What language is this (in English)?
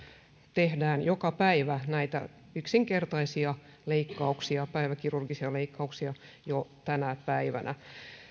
Finnish